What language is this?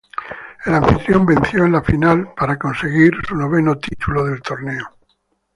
Spanish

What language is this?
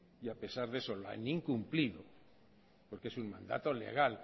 Spanish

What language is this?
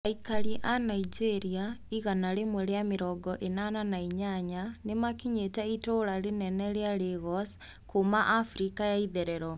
Kikuyu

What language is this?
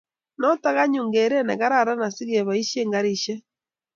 Kalenjin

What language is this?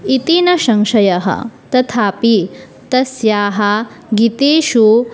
Sanskrit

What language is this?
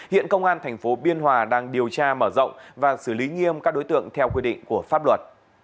Vietnamese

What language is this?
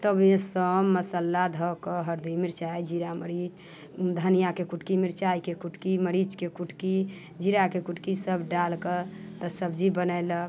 Maithili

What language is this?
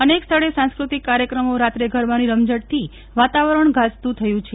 Gujarati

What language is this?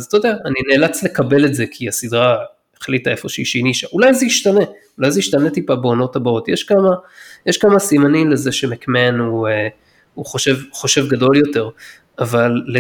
Hebrew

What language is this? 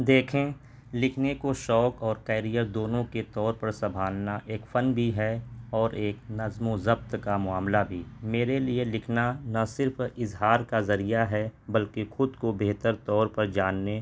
Urdu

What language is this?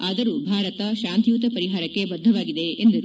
Kannada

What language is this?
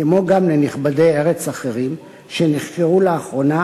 Hebrew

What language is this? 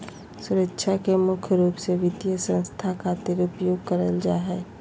Magahi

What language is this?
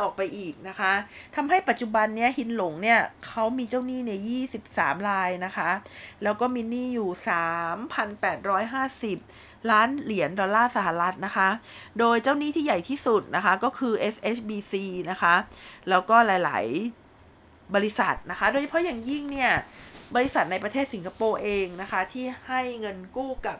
Thai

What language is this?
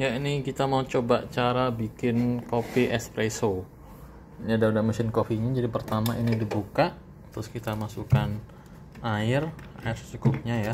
Indonesian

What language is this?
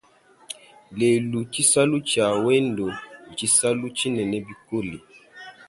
Luba-Lulua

